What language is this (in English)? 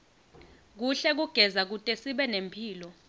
Swati